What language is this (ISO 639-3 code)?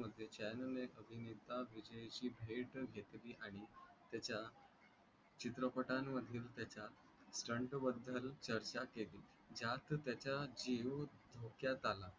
mar